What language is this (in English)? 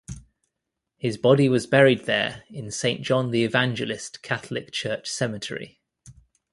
English